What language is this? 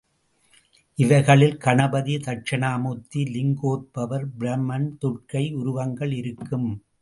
Tamil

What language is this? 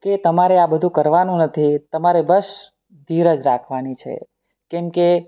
Gujarati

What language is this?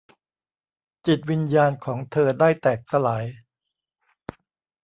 Thai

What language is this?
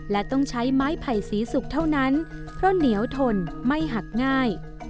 Thai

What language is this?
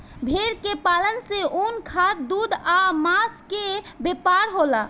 Bhojpuri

